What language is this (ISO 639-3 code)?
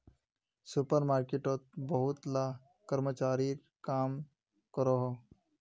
mag